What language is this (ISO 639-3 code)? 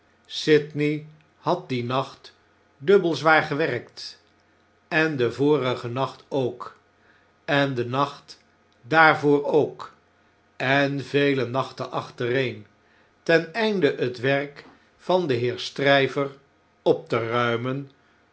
nld